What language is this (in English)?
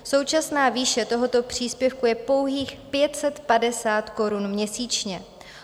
Czech